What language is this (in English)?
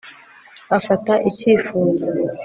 Kinyarwanda